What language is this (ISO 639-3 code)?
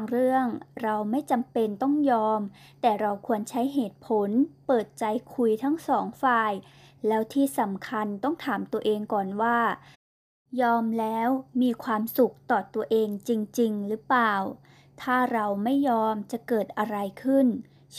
tha